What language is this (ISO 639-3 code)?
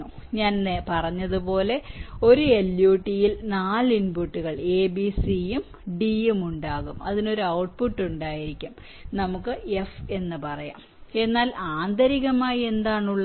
mal